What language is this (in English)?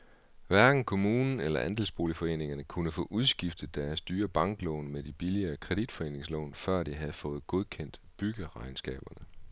Danish